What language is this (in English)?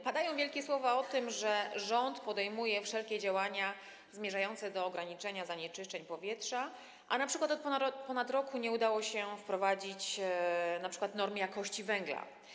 Polish